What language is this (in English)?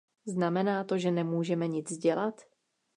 Czech